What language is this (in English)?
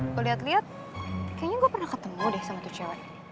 Indonesian